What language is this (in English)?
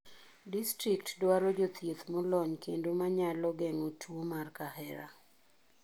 Luo (Kenya and Tanzania)